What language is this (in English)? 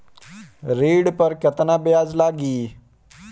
Bhojpuri